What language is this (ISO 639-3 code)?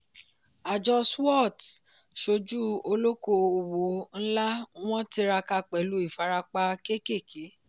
yor